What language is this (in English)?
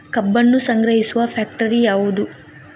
Kannada